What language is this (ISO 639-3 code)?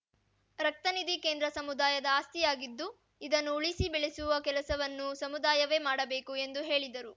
kan